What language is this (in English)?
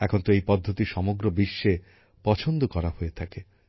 Bangla